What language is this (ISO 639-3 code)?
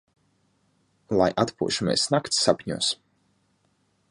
lav